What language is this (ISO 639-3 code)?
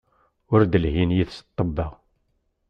kab